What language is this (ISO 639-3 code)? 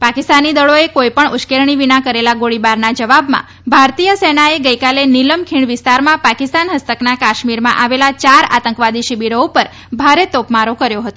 guj